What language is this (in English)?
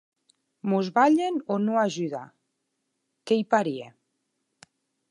Occitan